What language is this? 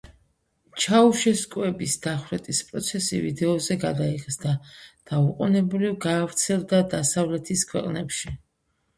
Georgian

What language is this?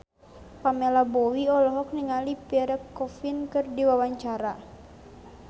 Sundanese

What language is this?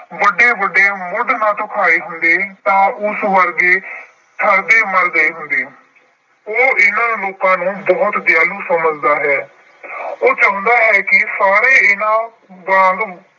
Punjabi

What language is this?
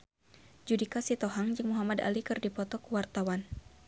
Sundanese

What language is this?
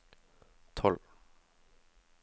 Norwegian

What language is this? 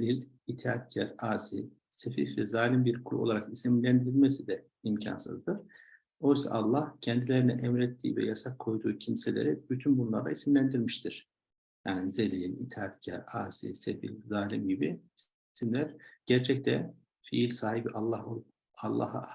Turkish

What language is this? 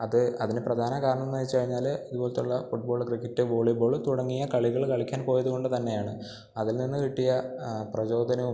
Malayalam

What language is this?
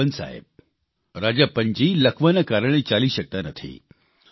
Gujarati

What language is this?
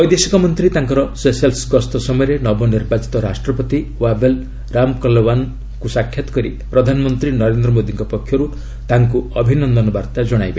Odia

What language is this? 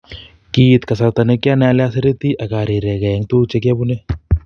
Kalenjin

